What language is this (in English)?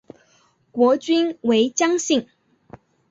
Chinese